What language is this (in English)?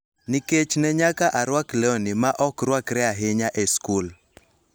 Luo (Kenya and Tanzania)